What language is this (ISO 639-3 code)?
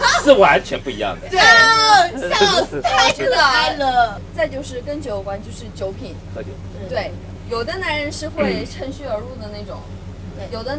zho